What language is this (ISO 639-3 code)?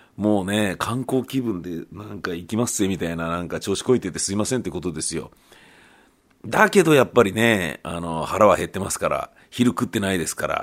jpn